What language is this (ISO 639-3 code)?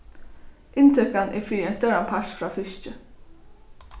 fao